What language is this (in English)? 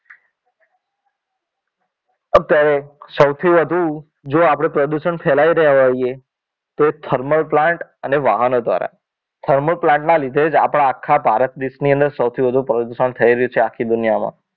Gujarati